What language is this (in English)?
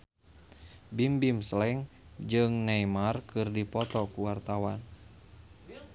Sundanese